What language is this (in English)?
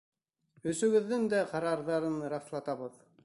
Bashkir